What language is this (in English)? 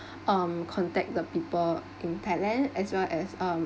English